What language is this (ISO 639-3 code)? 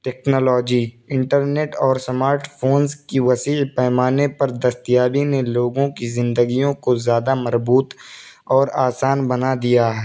urd